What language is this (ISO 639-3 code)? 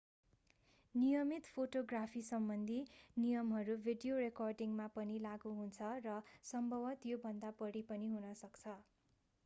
nep